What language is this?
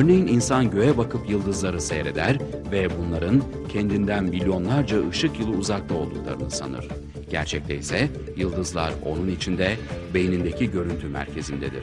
Turkish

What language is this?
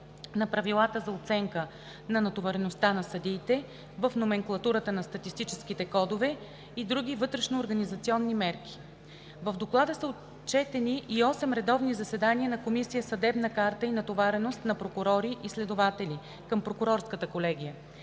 Bulgarian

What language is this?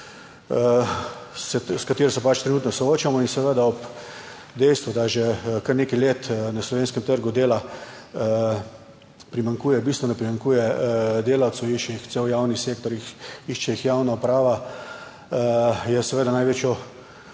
Slovenian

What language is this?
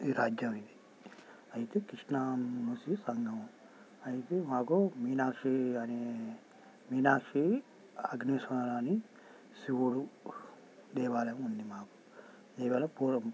Telugu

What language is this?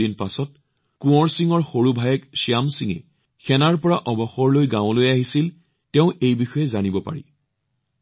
Assamese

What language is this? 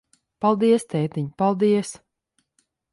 Latvian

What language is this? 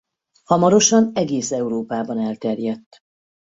Hungarian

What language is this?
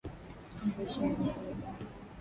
Swahili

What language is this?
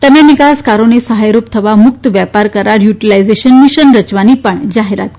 Gujarati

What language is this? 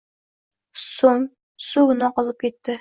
Uzbek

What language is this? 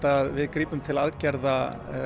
Icelandic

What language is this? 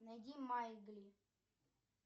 Russian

